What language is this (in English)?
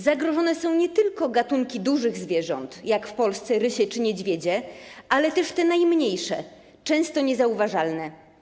Polish